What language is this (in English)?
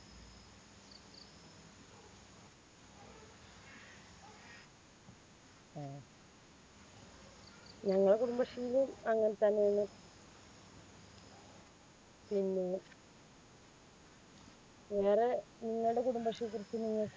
Malayalam